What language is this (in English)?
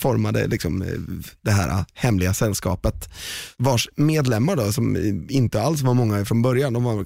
Swedish